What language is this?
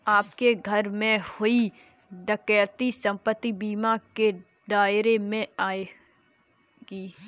Hindi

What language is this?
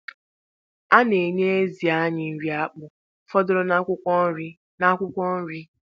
Igbo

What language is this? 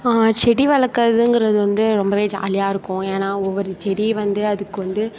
Tamil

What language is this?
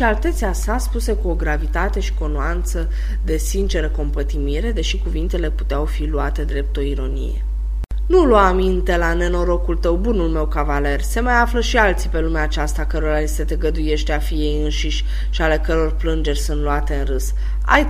Romanian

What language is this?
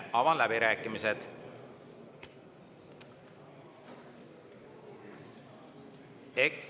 Estonian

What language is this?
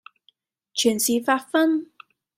Cantonese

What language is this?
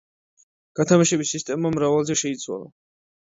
Georgian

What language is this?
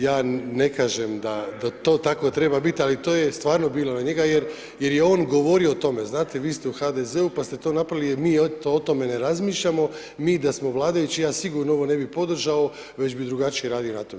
Croatian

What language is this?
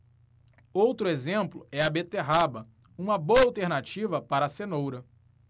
Portuguese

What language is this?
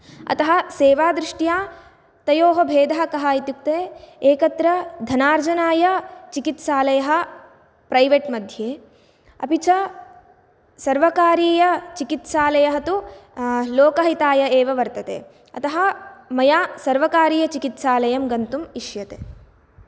Sanskrit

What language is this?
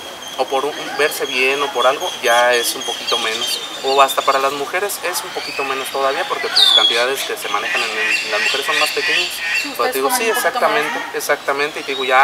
Spanish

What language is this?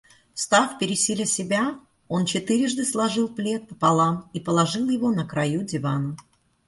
Russian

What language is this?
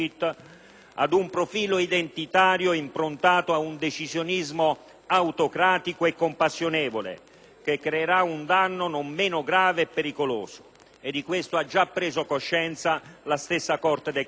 Italian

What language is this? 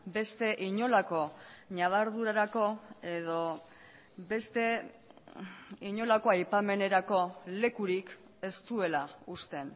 Basque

